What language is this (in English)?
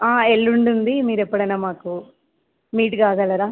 Telugu